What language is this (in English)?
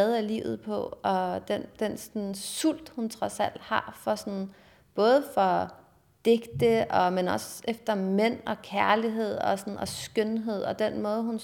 Danish